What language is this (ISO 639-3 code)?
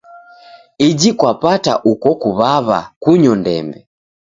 dav